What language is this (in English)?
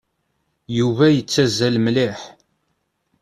Kabyle